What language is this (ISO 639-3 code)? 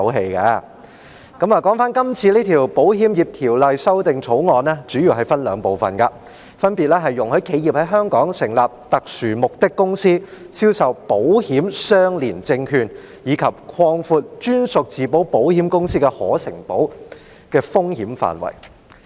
yue